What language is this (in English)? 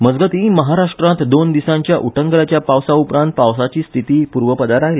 Konkani